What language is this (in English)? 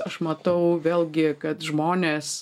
Lithuanian